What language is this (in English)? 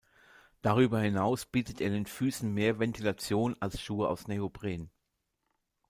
German